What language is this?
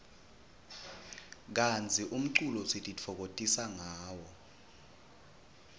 Swati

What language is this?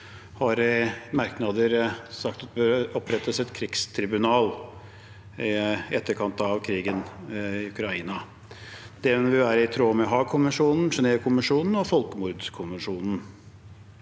Norwegian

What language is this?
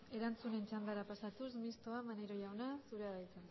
Basque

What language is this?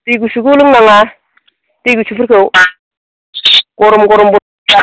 Bodo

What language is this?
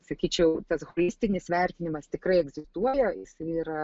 Lithuanian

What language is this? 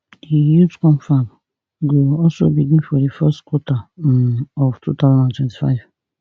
Nigerian Pidgin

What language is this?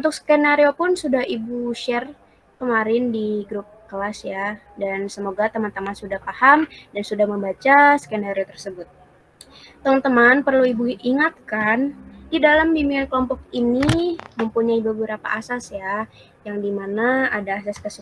Indonesian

